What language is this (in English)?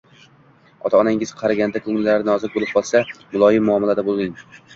Uzbek